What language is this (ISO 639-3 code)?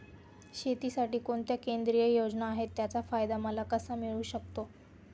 mar